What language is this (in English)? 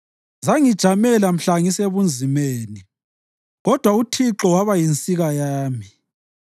North Ndebele